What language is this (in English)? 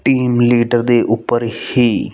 Punjabi